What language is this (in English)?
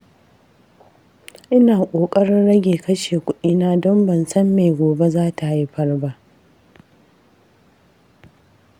Hausa